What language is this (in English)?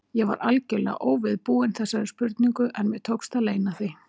Icelandic